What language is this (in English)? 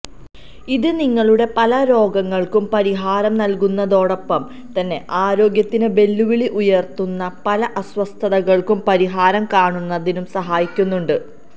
Malayalam